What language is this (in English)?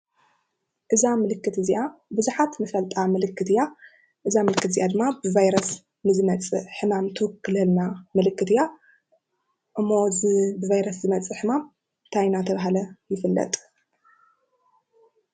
Tigrinya